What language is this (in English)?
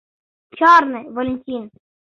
Mari